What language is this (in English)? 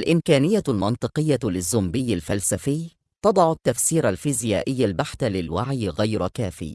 Arabic